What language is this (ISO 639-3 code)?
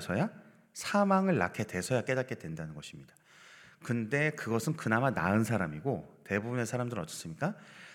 kor